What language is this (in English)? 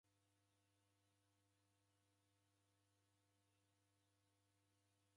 Taita